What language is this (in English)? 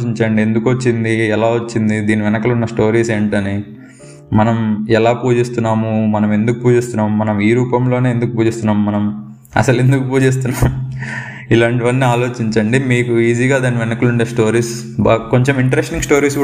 Telugu